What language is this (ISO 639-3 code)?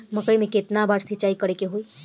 bho